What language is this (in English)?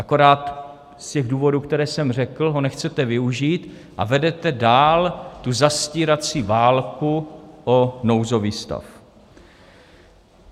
Czech